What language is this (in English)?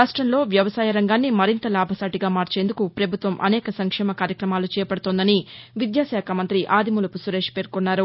Telugu